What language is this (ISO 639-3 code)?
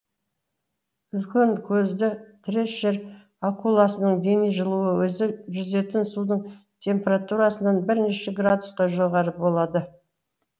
kaz